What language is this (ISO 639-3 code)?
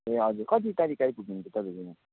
nep